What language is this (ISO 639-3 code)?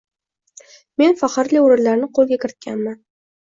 uzb